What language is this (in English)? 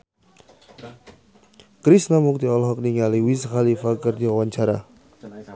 Sundanese